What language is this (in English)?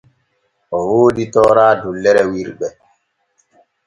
Borgu Fulfulde